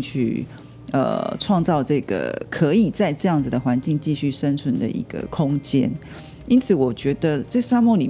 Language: Chinese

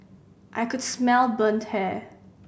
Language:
English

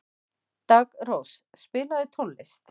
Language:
Icelandic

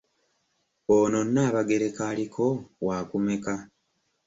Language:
Ganda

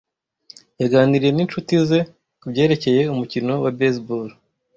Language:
Kinyarwanda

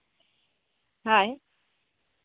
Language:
Santali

